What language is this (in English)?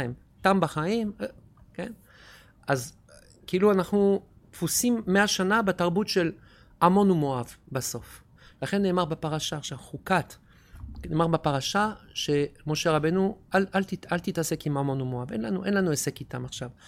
Hebrew